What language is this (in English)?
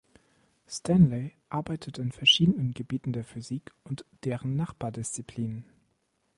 German